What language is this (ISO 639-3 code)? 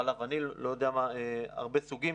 heb